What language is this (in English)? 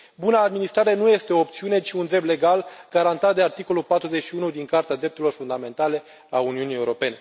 Romanian